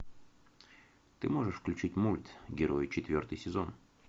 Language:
Russian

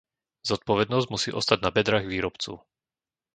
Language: Slovak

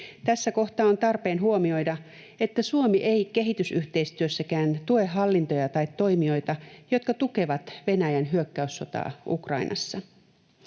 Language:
Finnish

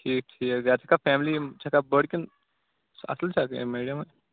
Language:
Kashmiri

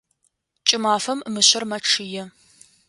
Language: Adyghe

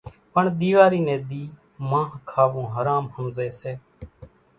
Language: Kachi Koli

